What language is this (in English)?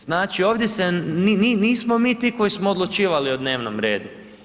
Croatian